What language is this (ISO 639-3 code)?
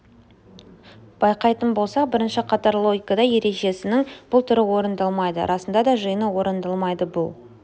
kaz